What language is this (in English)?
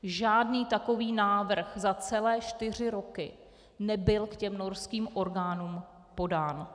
Czech